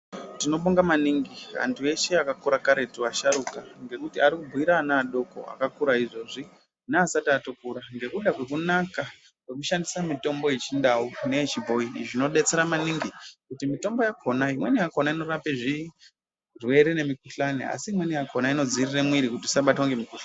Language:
Ndau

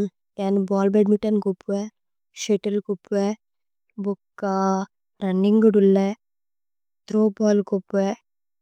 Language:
Tulu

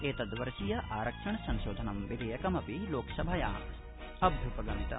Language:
Sanskrit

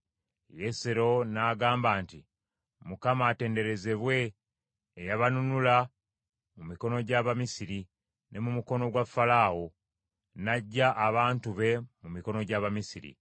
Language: Ganda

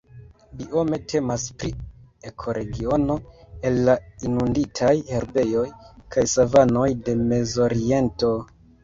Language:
Esperanto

